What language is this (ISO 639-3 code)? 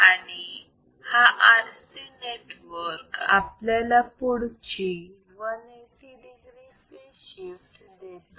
mar